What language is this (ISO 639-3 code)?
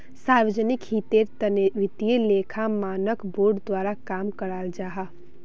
mag